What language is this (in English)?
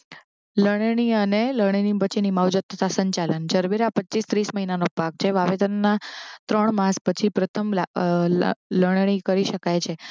Gujarati